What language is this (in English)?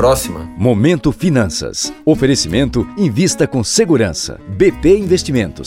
Portuguese